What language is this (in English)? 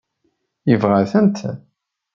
Kabyle